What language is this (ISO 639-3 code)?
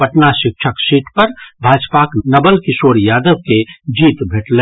mai